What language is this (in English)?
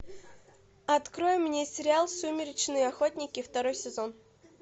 Russian